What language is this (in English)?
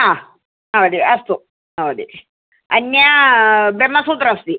Sanskrit